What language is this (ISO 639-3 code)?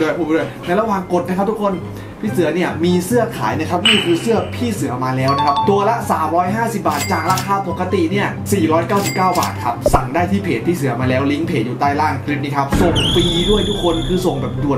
tha